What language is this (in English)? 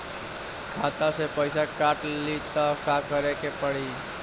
Bhojpuri